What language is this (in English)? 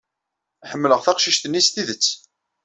Kabyle